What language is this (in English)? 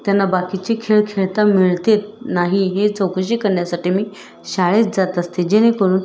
Marathi